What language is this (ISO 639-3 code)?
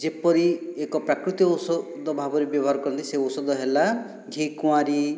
ori